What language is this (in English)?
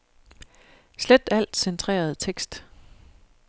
Danish